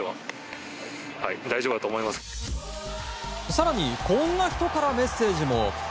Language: Japanese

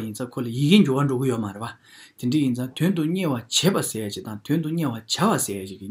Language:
Romanian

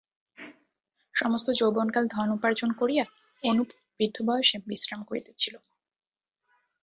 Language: Bangla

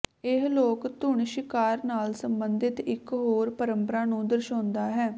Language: Punjabi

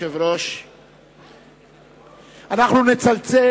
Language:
Hebrew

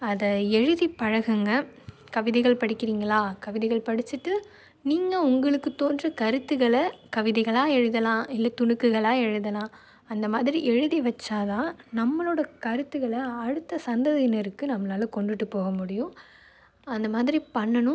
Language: Tamil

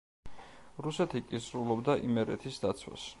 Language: Georgian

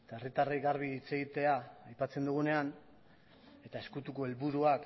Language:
Basque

